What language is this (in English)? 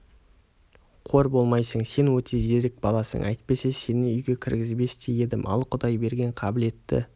Kazakh